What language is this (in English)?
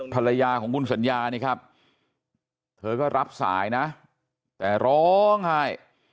Thai